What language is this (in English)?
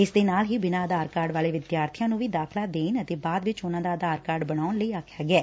Punjabi